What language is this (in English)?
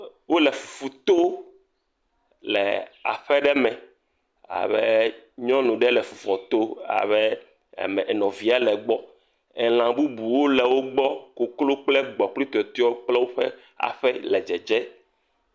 Ewe